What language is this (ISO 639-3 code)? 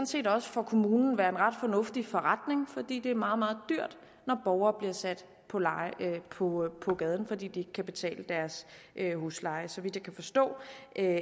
dan